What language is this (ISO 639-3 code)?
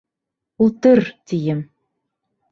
bak